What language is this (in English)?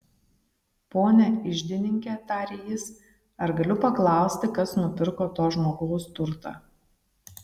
Lithuanian